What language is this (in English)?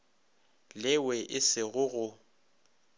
Northern Sotho